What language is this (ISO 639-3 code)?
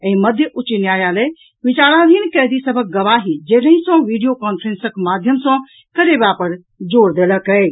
mai